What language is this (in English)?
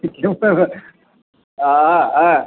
Sanskrit